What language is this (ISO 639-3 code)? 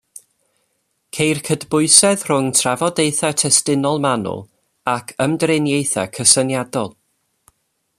cym